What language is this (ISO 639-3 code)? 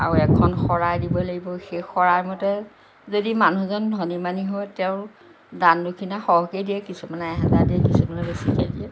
asm